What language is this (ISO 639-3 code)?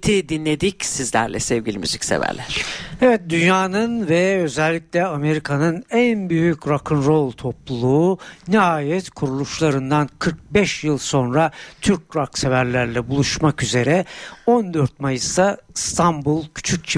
tur